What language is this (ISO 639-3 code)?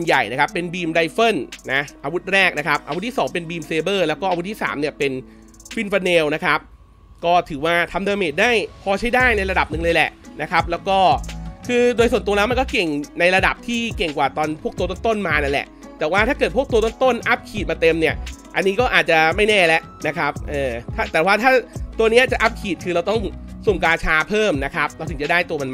tha